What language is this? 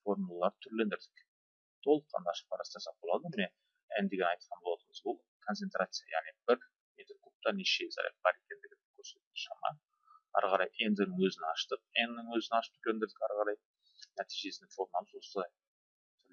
Turkish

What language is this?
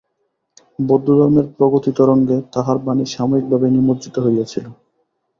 Bangla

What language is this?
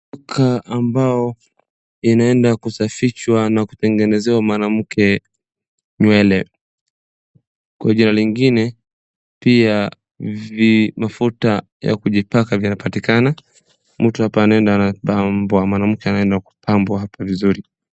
Swahili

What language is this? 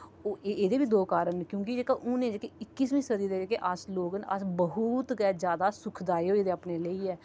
Dogri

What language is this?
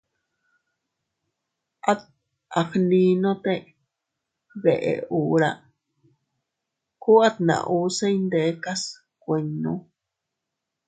Teutila Cuicatec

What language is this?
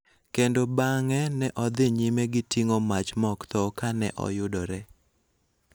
Luo (Kenya and Tanzania)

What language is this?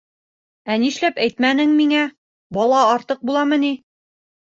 Bashkir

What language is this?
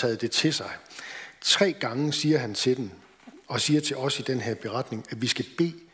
Danish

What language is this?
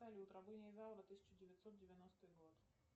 Russian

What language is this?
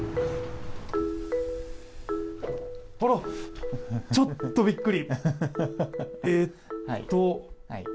Japanese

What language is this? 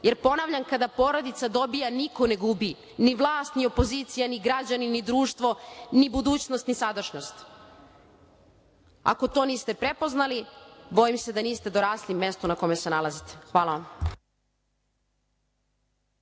Serbian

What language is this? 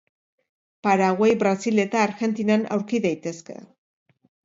Basque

